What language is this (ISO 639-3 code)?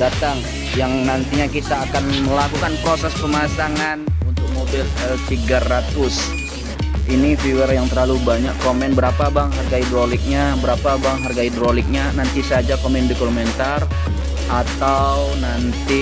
ind